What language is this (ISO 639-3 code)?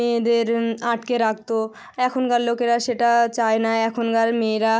ben